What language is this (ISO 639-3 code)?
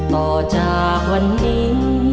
tha